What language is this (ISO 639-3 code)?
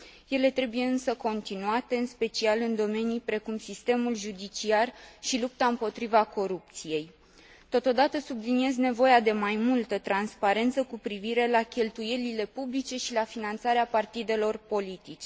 ron